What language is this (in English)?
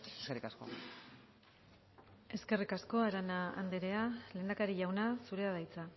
Basque